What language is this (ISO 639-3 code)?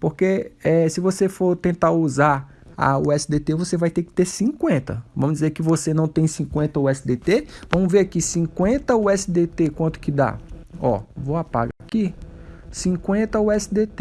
por